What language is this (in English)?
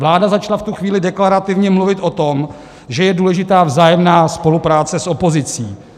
Czech